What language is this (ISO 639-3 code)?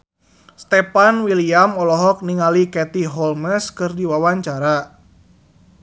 sun